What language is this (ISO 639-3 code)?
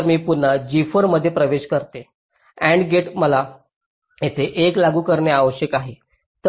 mar